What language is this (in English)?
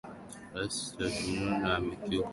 Swahili